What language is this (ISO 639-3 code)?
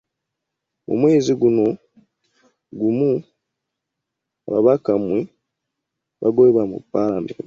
lug